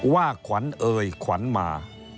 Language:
Thai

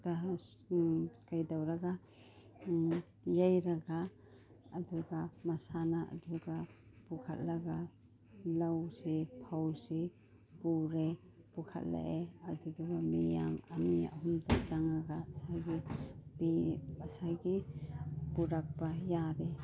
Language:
Manipuri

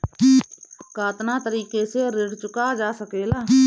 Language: Bhojpuri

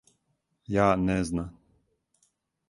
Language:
Serbian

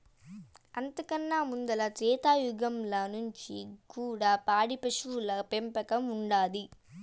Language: Telugu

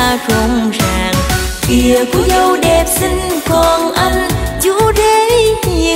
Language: Vietnamese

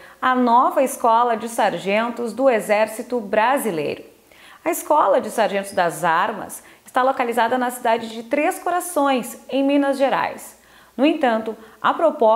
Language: Portuguese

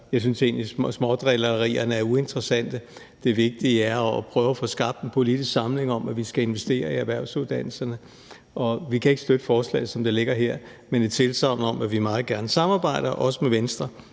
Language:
Danish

